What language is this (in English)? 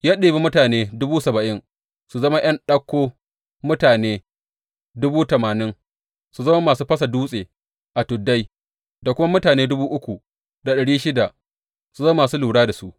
Hausa